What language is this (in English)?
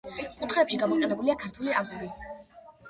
Georgian